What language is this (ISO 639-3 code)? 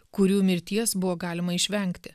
lit